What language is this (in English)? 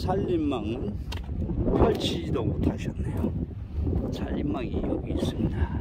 Korean